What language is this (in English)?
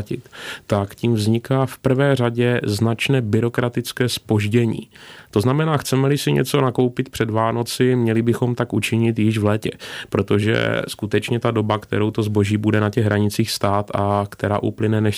Czech